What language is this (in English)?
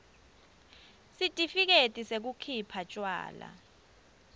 Swati